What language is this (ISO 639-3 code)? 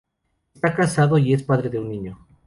spa